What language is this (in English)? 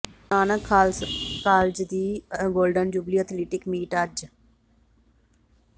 Punjabi